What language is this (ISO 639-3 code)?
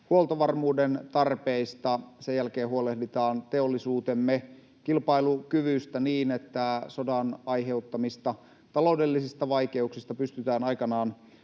fin